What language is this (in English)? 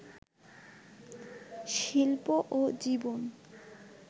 Bangla